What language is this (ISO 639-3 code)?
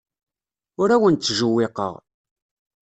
kab